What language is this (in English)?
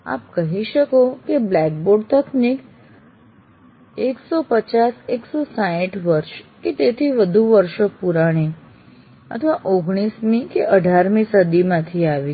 Gujarati